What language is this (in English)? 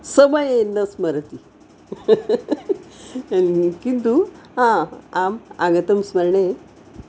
Sanskrit